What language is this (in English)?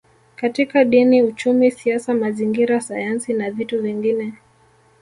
Swahili